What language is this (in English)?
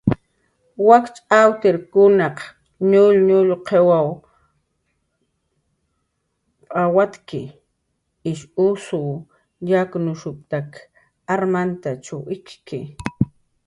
Jaqaru